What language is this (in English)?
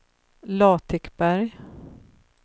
Swedish